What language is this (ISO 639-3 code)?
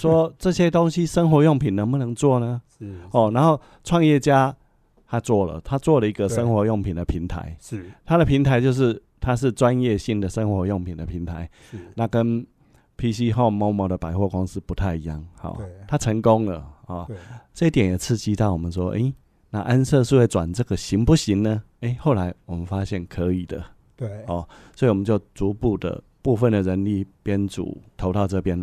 zho